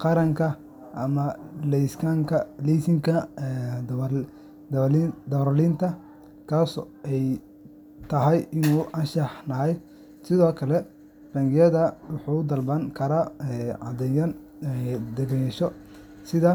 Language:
Somali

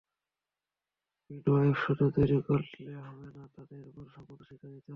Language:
Bangla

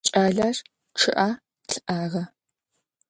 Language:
Adyghe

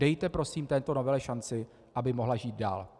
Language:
Czech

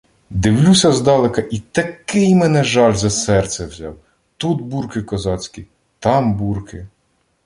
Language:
Ukrainian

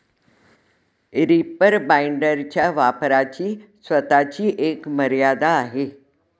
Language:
Marathi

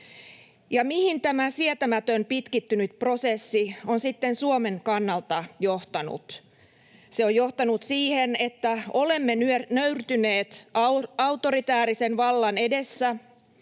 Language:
Finnish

